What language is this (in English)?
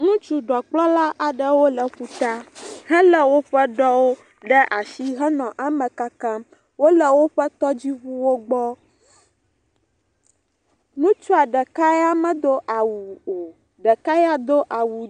Ewe